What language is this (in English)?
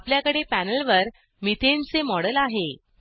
Marathi